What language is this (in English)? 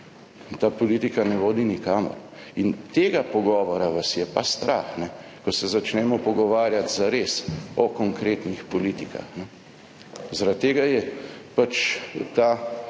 Slovenian